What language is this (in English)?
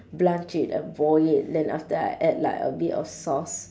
English